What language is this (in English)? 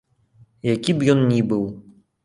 Belarusian